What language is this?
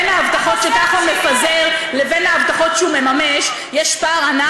Hebrew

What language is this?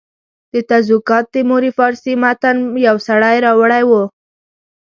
Pashto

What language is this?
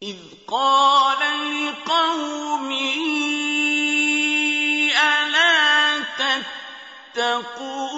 Arabic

